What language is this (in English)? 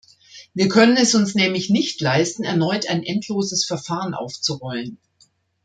German